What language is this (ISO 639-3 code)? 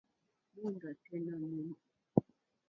bri